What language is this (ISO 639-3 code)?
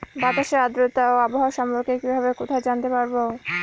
ben